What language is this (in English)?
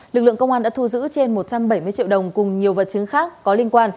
Vietnamese